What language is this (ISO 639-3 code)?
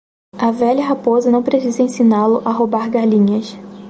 por